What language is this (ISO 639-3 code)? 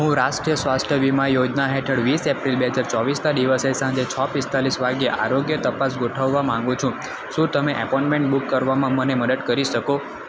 guj